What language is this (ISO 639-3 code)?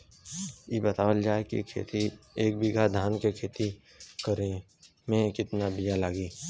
bho